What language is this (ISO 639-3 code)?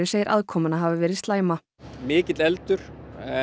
isl